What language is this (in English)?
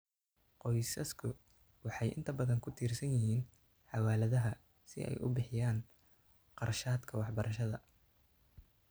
Somali